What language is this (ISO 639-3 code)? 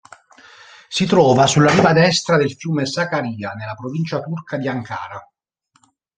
ita